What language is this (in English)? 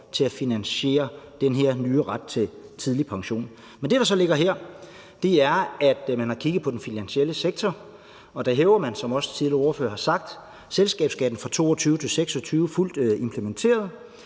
Danish